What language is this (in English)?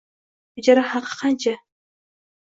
Uzbek